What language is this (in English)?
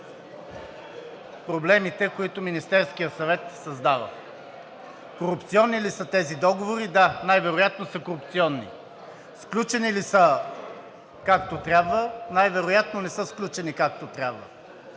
Bulgarian